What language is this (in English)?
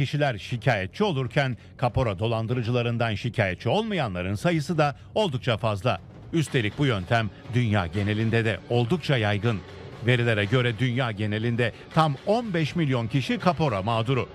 Turkish